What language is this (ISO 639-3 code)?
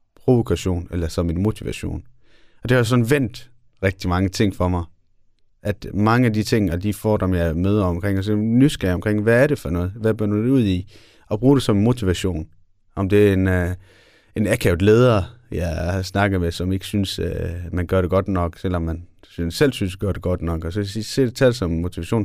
dan